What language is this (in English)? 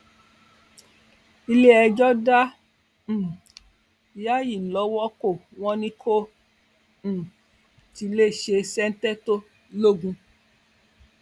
Yoruba